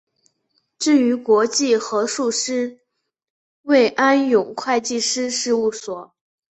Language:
Chinese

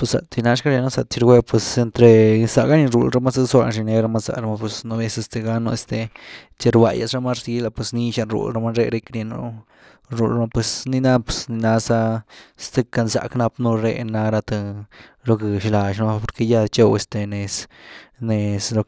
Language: Güilá Zapotec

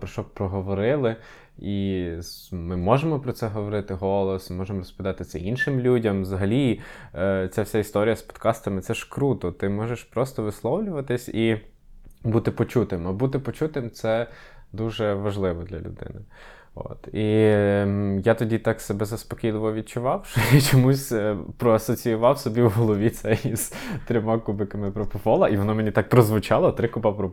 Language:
Ukrainian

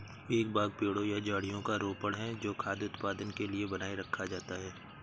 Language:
Hindi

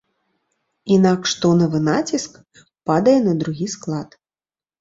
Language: Belarusian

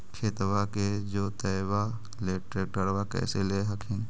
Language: Magahi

